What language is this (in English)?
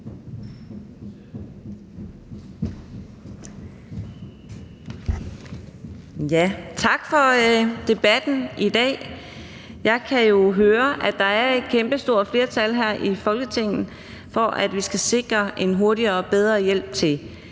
Danish